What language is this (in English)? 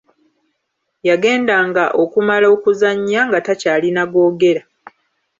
Ganda